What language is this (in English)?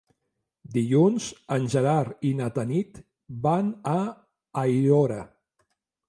Catalan